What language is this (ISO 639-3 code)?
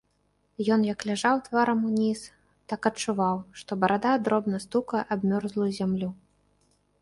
bel